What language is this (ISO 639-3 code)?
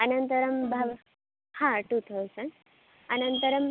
san